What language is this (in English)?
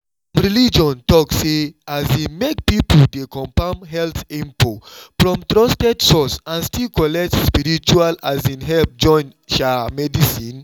Nigerian Pidgin